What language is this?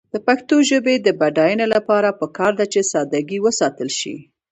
Pashto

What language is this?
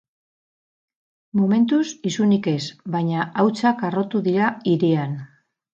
Basque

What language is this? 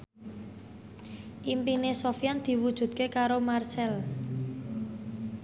Javanese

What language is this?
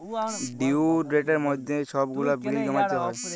Bangla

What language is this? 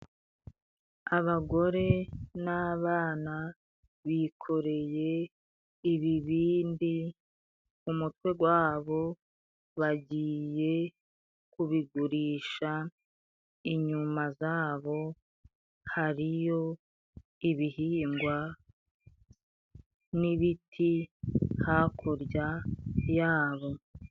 Kinyarwanda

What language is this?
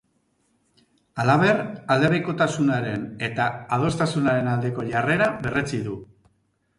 Basque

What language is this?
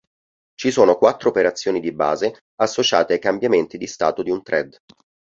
Italian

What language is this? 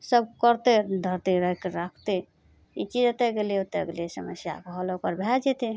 Maithili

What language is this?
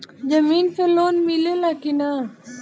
Bhojpuri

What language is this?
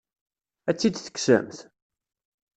Kabyle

